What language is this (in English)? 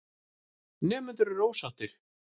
Icelandic